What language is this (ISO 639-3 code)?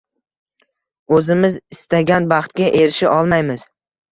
uzb